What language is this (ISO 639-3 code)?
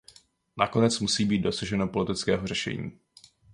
ces